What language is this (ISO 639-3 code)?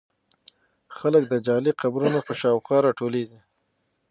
pus